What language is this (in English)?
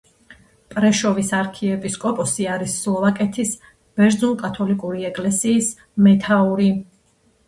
Georgian